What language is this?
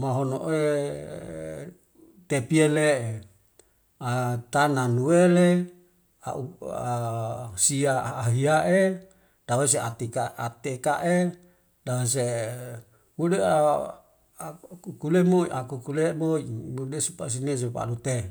Wemale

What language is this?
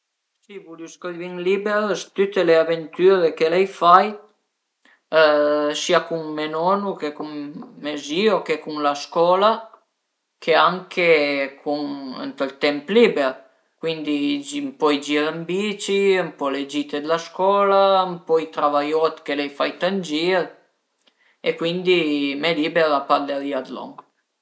Piedmontese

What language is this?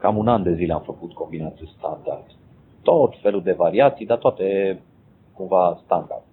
Romanian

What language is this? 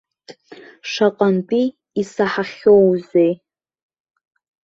Abkhazian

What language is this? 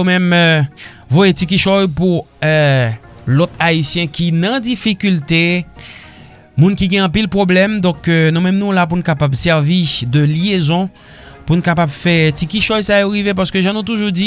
French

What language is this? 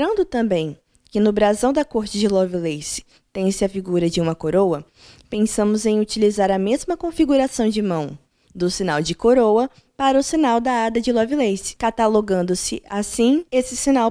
Portuguese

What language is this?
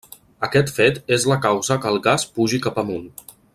Catalan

